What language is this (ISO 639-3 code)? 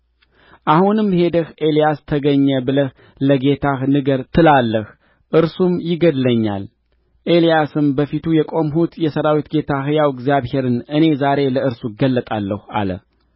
amh